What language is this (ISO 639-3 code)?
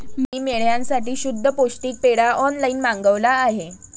mar